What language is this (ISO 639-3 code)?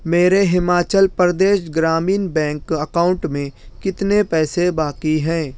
urd